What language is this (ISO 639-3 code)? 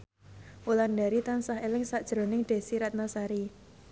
jav